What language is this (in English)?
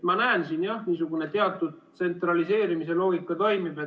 Estonian